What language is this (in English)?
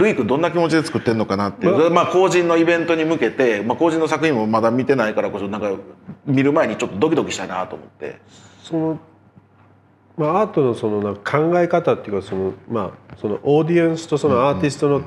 Japanese